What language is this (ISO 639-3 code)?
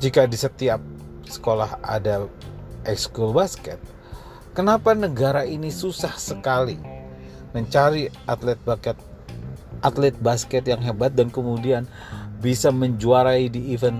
ind